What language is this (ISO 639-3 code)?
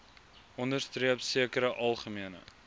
afr